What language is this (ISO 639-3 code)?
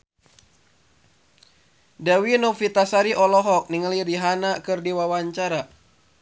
sun